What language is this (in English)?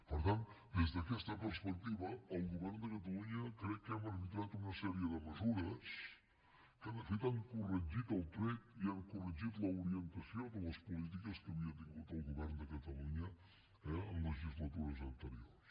Catalan